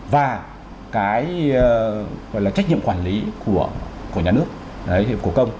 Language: Vietnamese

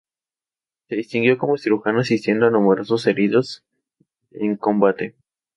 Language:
Spanish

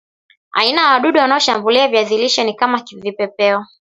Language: Swahili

